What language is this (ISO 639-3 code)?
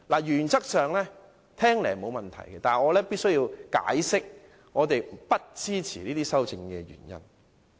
yue